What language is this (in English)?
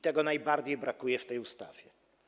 Polish